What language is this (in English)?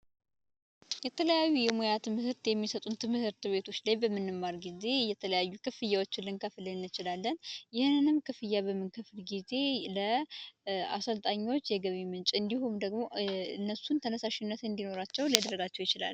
Amharic